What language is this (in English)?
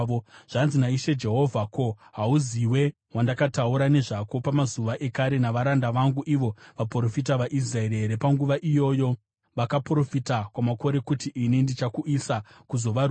Shona